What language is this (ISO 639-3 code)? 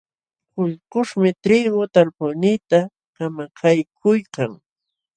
qxw